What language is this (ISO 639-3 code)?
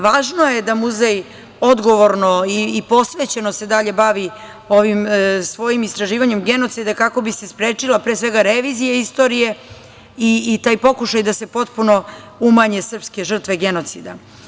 srp